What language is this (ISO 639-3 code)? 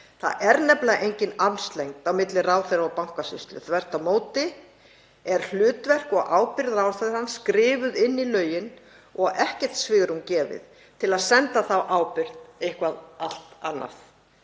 isl